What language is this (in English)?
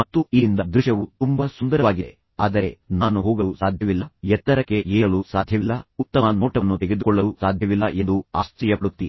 Kannada